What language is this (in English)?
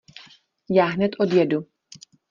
Czech